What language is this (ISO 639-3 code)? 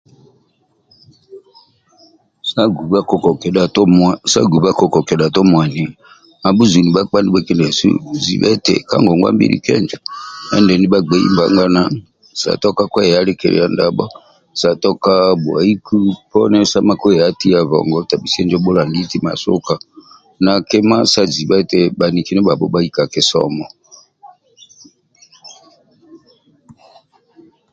rwm